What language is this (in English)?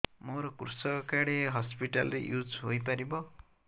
Odia